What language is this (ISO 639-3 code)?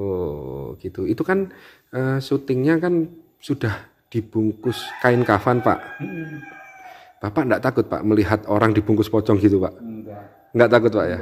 ind